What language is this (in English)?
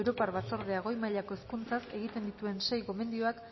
Basque